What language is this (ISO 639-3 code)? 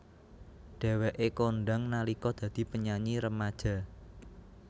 jav